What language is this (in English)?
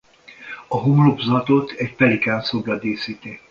Hungarian